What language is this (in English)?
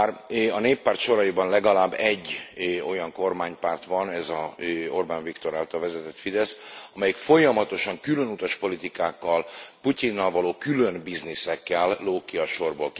Hungarian